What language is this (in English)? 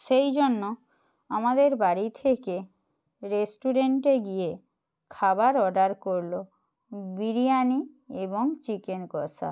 Bangla